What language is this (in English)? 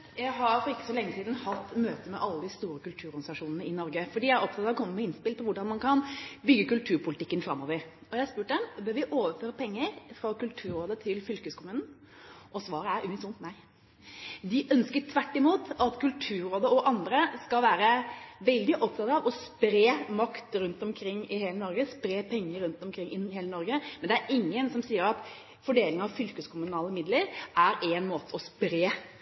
Norwegian Bokmål